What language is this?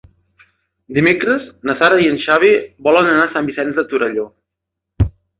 Catalan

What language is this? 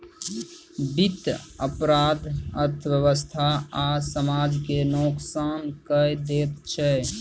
Maithili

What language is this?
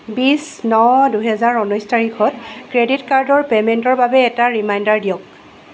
Assamese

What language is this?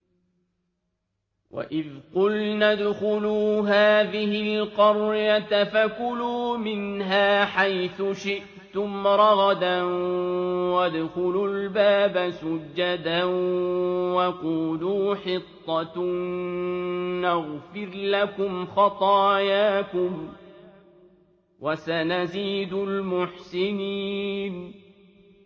Arabic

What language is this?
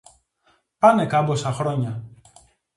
Greek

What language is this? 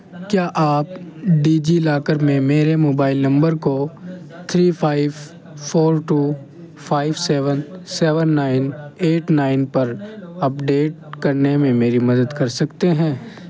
Urdu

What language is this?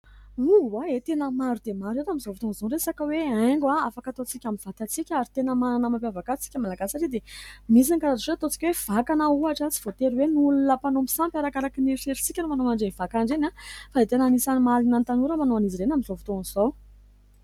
Malagasy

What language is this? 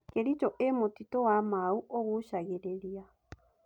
Kikuyu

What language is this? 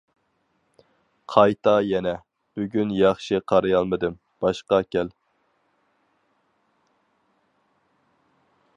Uyghur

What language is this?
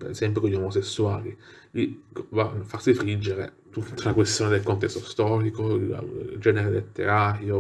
Italian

